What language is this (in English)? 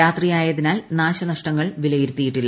Malayalam